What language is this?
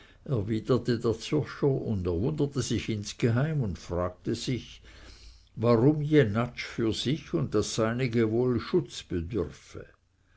German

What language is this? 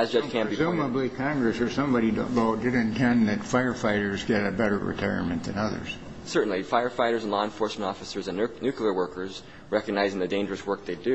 English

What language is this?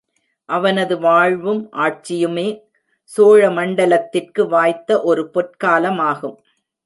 Tamil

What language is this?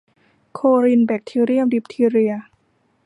Thai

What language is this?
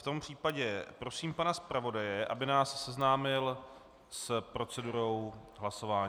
Czech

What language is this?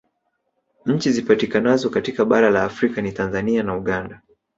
Swahili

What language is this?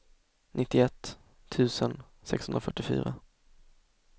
Swedish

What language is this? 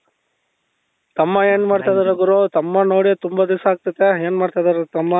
Kannada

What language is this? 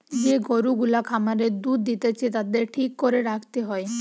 Bangla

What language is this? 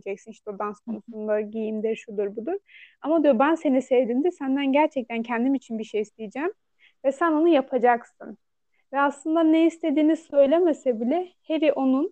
Turkish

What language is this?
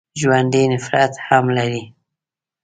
Pashto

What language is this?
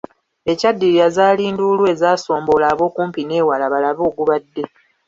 Ganda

